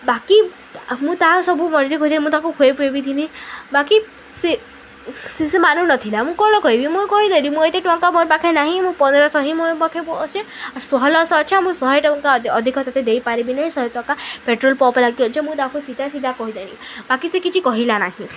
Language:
Odia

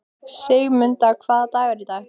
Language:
Icelandic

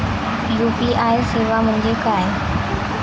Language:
Marathi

